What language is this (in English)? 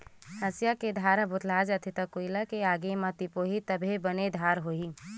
Chhattisgarhi